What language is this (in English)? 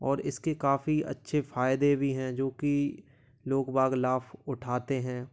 Hindi